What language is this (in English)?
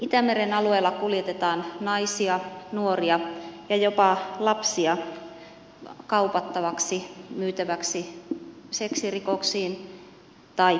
Finnish